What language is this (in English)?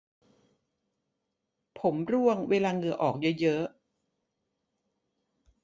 Thai